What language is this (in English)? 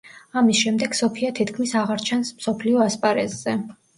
Georgian